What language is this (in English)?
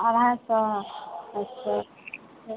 Maithili